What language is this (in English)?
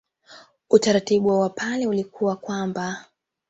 Swahili